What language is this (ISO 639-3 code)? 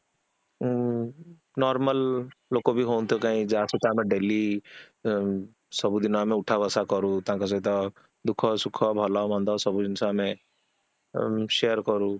ori